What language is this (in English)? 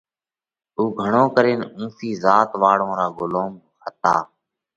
Parkari Koli